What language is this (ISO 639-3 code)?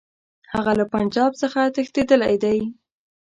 pus